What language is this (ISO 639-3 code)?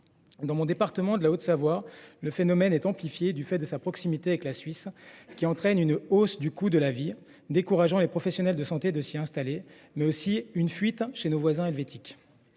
fra